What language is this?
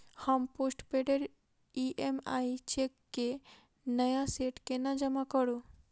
Maithili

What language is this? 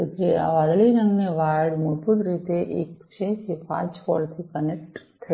Gujarati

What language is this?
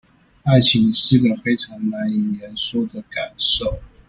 Chinese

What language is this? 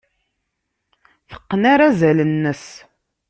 Kabyle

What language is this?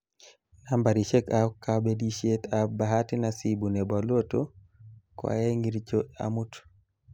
Kalenjin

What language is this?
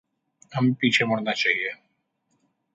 Hindi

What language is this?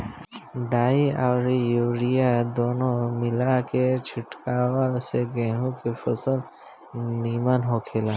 Bhojpuri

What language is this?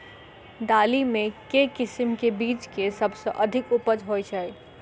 Maithili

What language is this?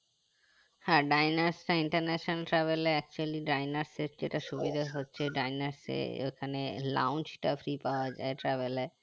Bangla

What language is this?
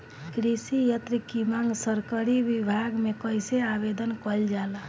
Bhojpuri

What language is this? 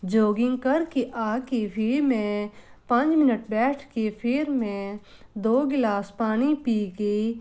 Punjabi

